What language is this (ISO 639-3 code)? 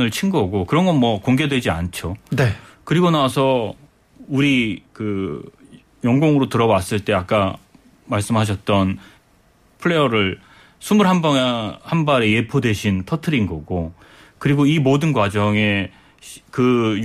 kor